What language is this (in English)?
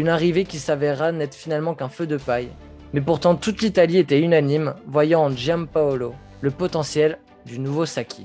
French